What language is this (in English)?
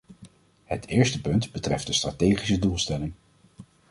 Dutch